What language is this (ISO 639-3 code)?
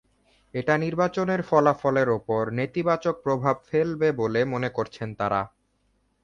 ben